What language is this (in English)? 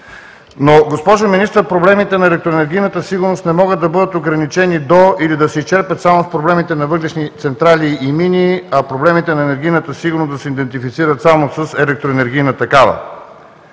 Bulgarian